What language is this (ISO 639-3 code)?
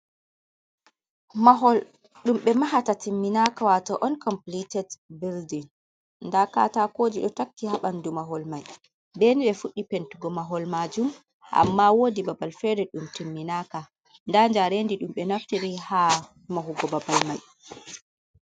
ful